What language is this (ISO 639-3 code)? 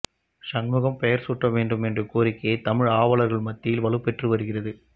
tam